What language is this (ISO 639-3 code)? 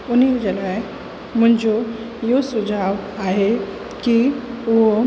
snd